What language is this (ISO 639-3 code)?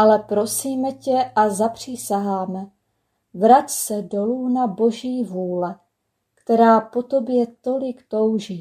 ces